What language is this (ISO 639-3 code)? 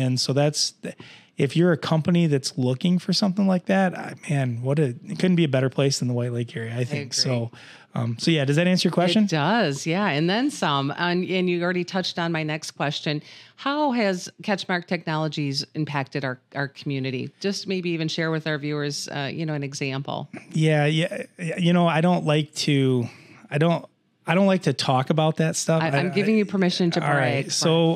eng